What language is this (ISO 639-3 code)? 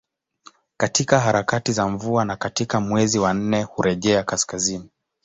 swa